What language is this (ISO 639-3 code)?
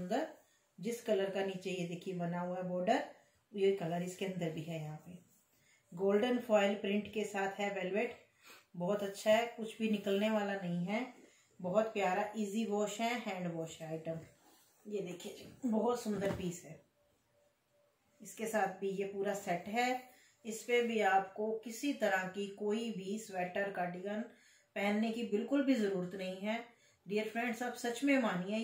hin